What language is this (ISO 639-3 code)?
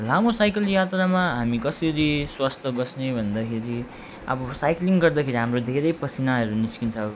nep